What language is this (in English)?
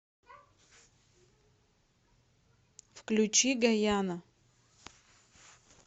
Russian